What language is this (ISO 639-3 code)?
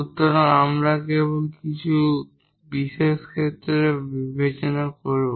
ben